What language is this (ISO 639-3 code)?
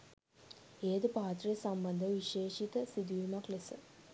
sin